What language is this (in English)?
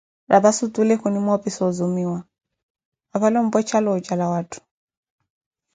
Koti